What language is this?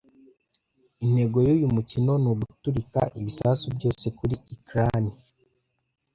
Kinyarwanda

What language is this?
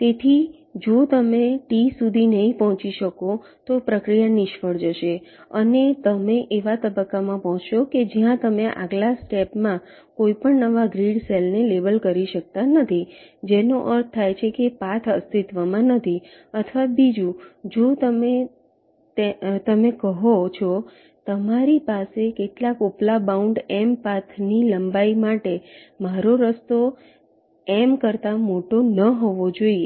Gujarati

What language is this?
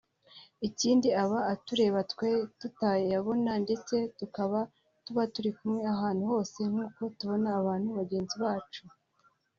Kinyarwanda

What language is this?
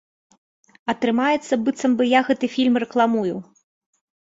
Belarusian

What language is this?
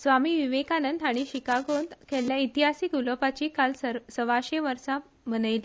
Konkani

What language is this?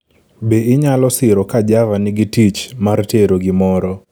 Luo (Kenya and Tanzania)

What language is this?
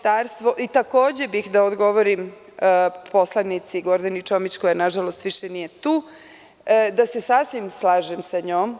Serbian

